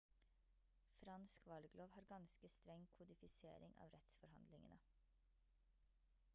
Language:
Norwegian Bokmål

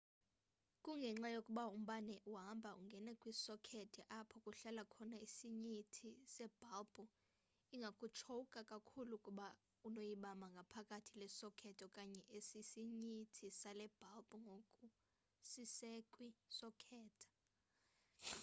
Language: Xhosa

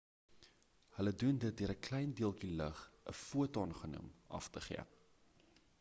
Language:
Afrikaans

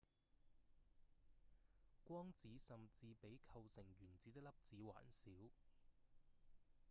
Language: Cantonese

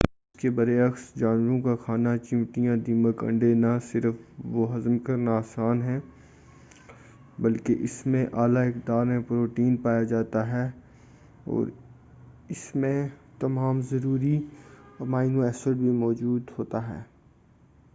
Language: Urdu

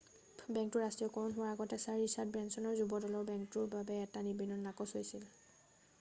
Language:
Assamese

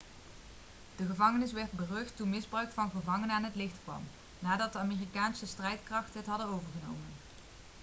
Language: Dutch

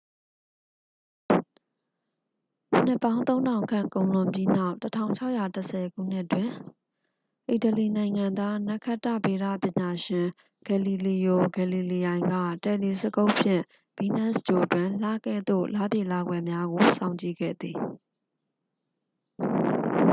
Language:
Burmese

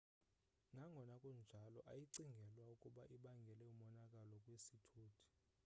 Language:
Xhosa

